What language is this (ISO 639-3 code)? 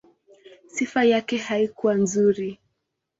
swa